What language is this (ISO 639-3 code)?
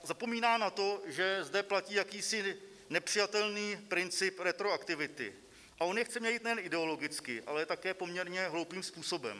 ces